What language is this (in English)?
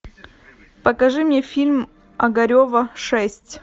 Russian